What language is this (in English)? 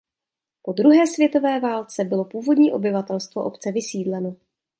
Czech